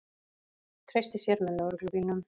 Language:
Icelandic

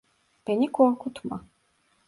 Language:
Turkish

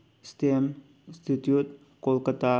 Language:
Manipuri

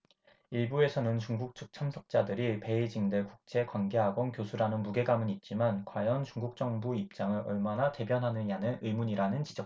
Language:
Korean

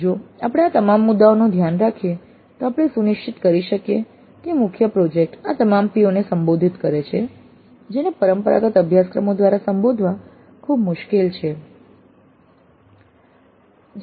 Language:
Gujarati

